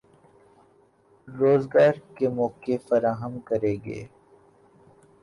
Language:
Urdu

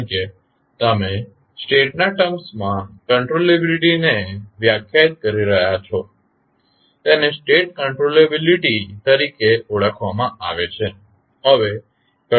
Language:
Gujarati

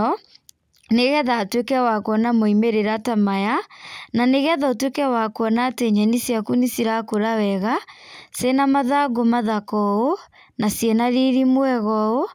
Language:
Kikuyu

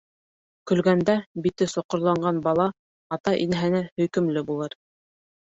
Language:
Bashkir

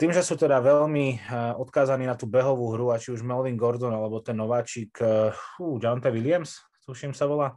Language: Slovak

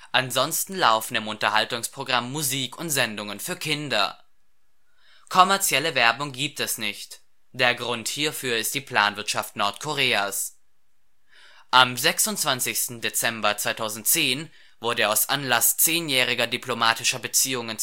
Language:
German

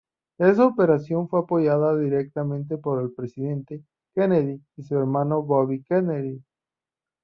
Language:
Spanish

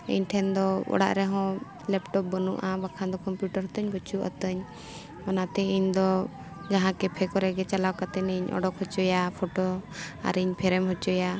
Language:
Santali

